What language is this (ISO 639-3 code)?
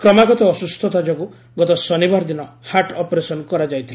ori